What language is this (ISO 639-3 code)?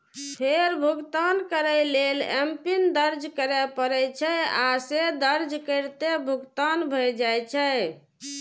mai